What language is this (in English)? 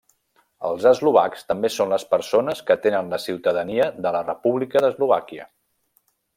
Catalan